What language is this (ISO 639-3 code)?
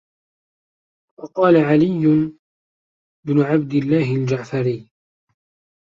ara